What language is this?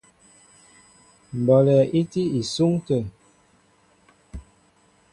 Mbo (Cameroon)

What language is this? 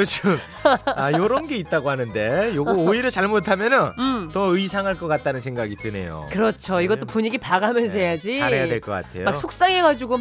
Korean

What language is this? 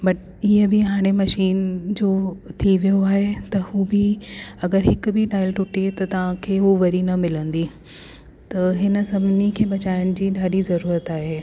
Sindhi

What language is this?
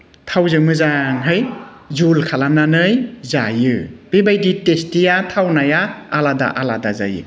Bodo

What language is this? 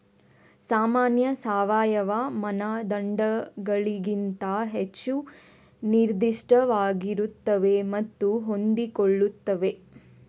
Kannada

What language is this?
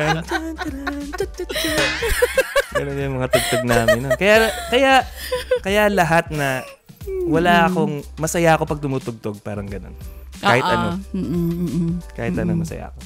Filipino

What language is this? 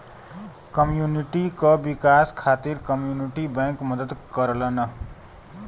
Bhojpuri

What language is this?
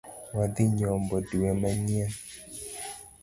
Luo (Kenya and Tanzania)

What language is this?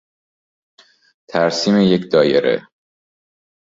Persian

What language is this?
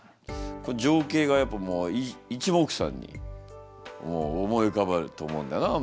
Japanese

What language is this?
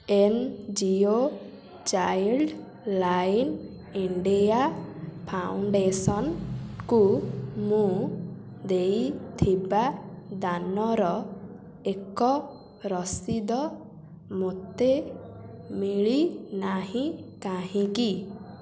Odia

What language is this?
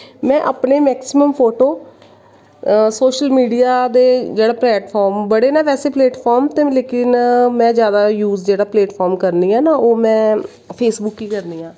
Dogri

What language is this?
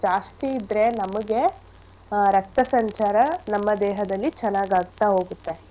Kannada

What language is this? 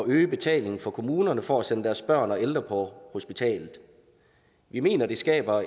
Danish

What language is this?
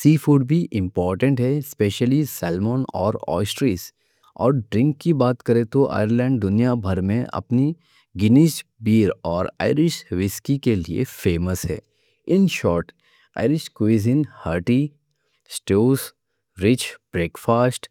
Deccan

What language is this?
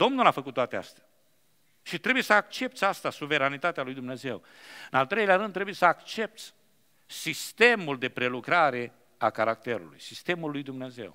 Romanian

